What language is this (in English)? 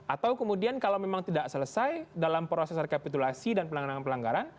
Indonesian